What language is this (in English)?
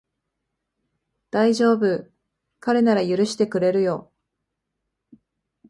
Japanese